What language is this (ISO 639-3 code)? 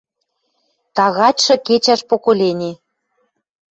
mrj